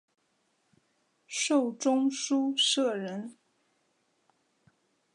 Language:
Chinese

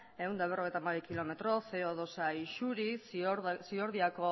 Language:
Basque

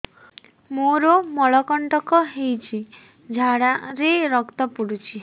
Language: Odia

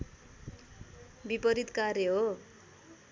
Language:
Nepali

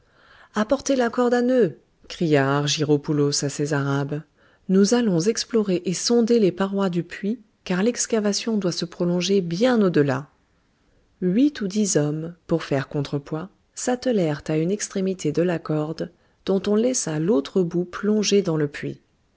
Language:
French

